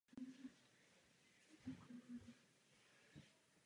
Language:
Czech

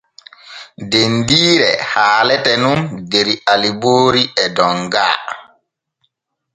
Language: Borgu Fulfulde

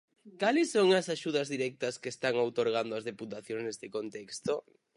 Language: Galician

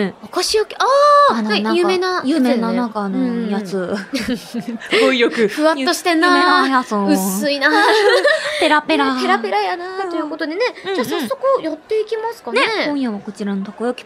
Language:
Japanese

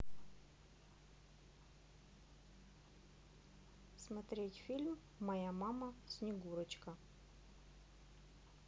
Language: Russian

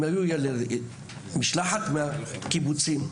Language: Hebrew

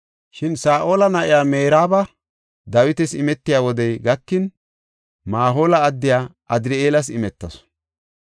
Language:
Gofa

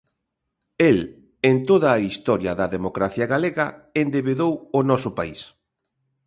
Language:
Galician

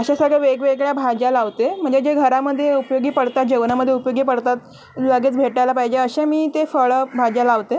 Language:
Marathi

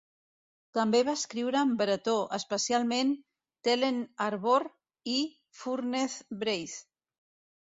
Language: Catalan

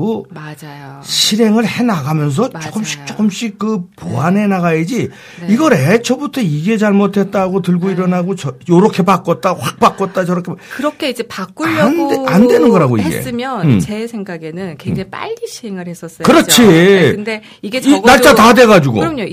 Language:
Korean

